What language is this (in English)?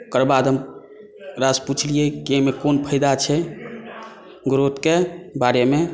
Maithili